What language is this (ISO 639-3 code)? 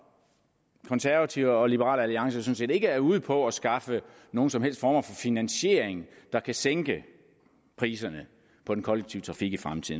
dan